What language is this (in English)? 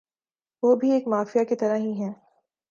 Urdu